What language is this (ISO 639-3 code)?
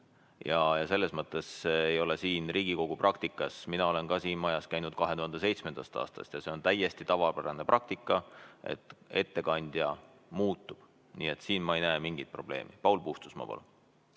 est